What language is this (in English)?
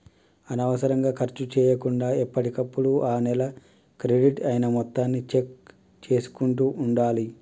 Telugu